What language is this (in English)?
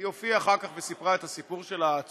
Hebrew